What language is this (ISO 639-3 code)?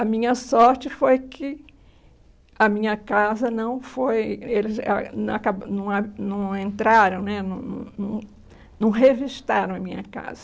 por